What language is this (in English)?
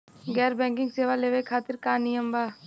Bhojpuri